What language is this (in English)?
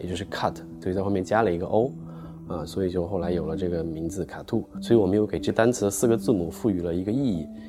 Chinese